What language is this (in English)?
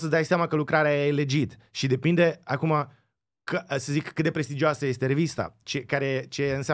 Romanian